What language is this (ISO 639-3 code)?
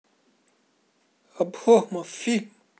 rus